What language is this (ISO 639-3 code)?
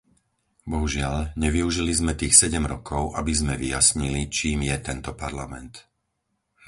slk